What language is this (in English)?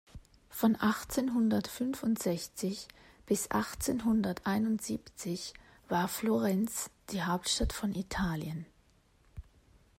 German